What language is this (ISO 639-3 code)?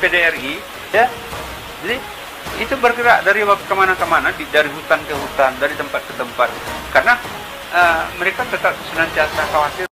ind